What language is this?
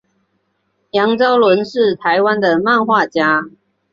Chinese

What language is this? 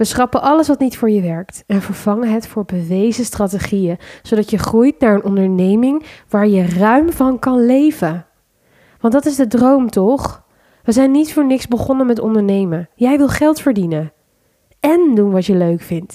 Dutch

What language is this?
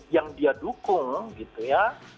Indonesian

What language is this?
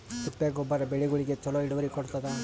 Kannada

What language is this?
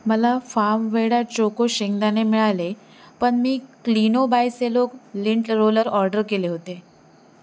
Marathi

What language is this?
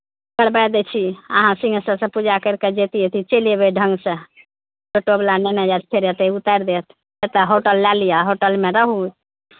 Maithili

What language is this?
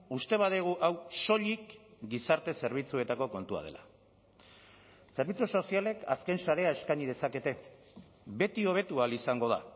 Basque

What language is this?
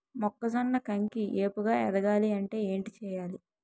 Telugu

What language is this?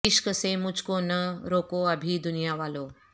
Urdu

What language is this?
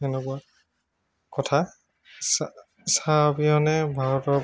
Assamese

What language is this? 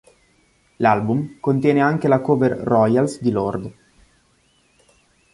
Italian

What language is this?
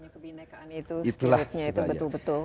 Indonesian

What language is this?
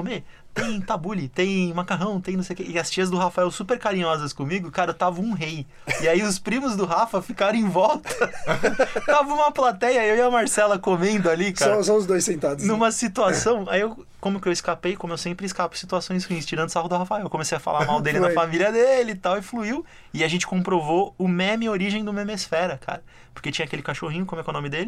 Portuguese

